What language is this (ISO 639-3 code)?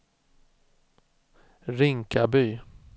swe